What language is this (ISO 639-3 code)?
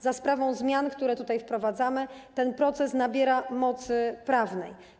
pol